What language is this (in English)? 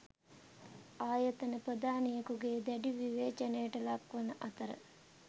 Sinhala